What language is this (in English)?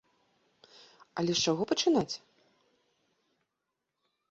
Belarusian